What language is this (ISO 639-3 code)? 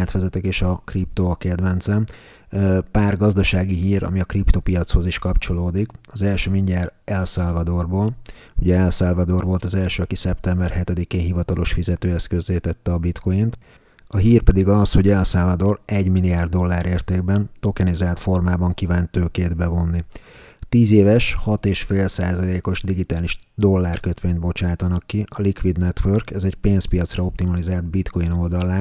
hun